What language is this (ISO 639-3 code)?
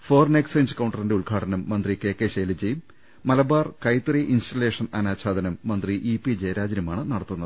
mal